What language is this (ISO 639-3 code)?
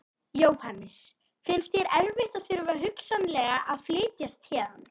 isl